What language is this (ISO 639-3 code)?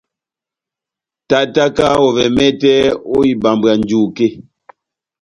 bnm